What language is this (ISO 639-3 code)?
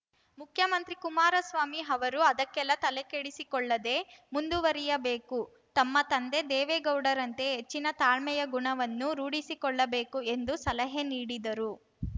kan